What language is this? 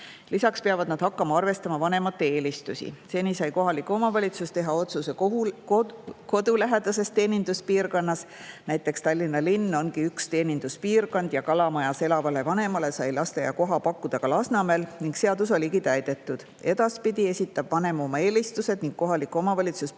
Estonian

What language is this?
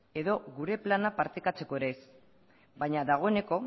Basque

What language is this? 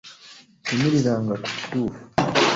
Ganda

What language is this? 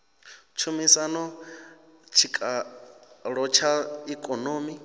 Venda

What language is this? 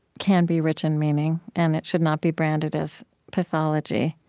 English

